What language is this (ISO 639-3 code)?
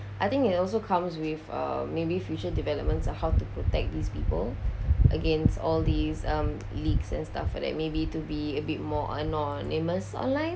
eng